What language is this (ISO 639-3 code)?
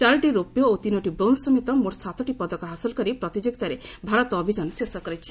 ori